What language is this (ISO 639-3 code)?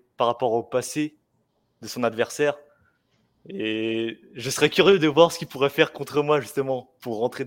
fra